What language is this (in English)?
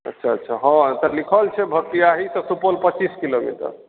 Maithili